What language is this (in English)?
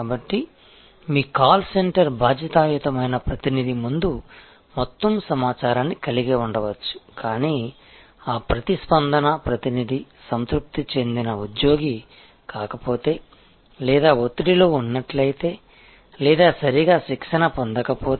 Telugu